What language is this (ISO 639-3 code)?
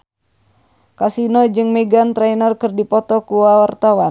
sun